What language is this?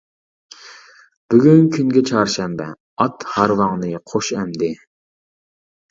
Uyghur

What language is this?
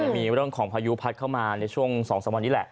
Thai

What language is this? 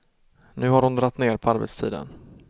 Swedish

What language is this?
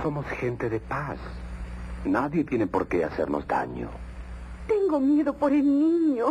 Spanish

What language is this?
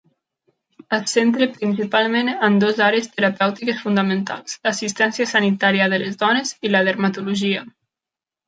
Catalan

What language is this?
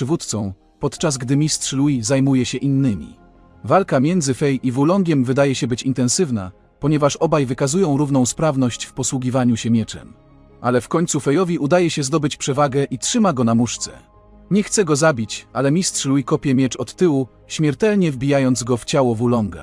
Polish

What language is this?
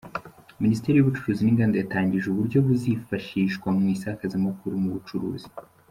Kinyarwanda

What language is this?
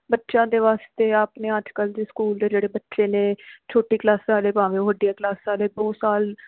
Punjabi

